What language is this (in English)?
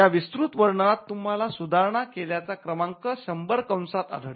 Marathi